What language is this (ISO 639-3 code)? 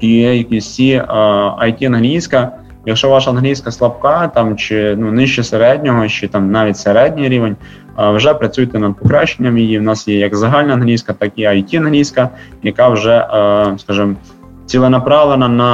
ukr